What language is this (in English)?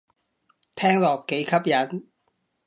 Cantonese